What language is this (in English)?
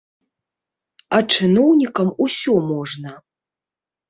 Belarusian